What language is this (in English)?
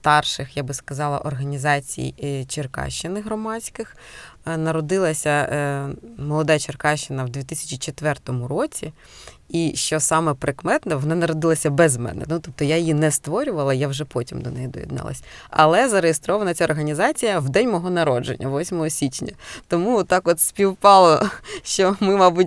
Ukrainian